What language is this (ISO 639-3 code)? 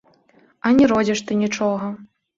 bel